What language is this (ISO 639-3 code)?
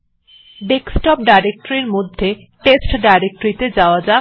ben